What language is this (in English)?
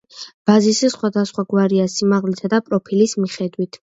Georgian